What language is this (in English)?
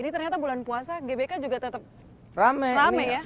Indonesian